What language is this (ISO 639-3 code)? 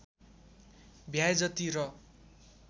nep